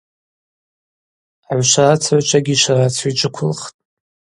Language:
Abaza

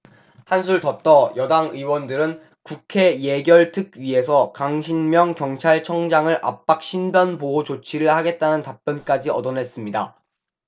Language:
Korean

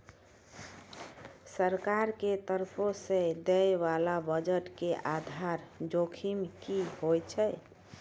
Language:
Maithili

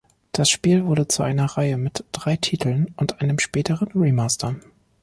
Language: German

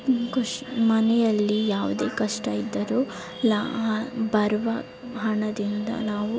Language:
Kannada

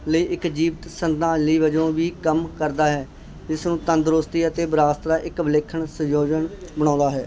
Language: Punjabi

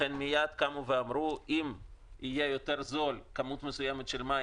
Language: Hebrew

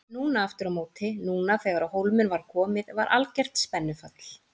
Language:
Icelandic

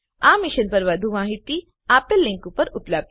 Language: Gujarati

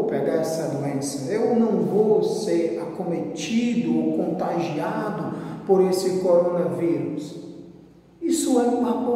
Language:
Portuguese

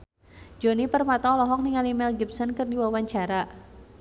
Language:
Sundanese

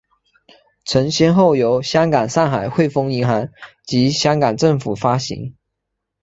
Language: Chinese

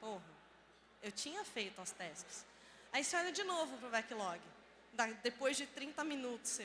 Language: Portuguese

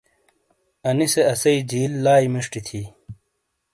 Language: Shina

